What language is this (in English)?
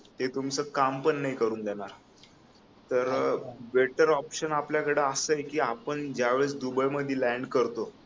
Marathi